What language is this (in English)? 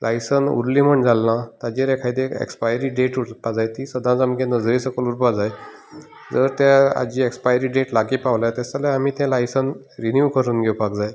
Konkani